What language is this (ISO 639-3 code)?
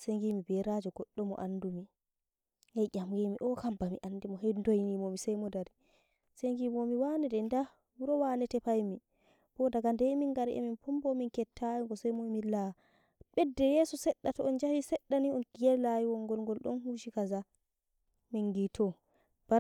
fuv